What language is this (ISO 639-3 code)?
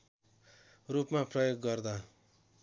nep